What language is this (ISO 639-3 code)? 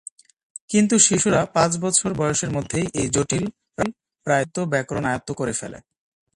ben